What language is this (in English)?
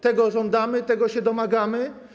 Polish